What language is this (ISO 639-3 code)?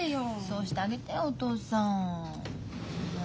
jpn